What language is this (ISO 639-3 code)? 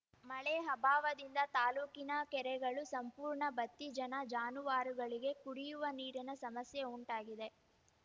kan